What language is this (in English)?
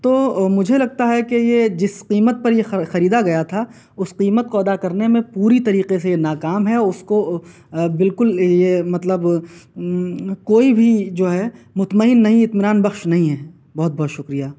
Urdu